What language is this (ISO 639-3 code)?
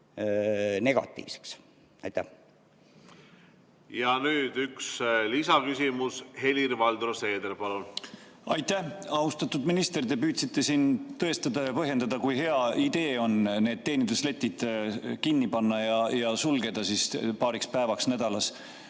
est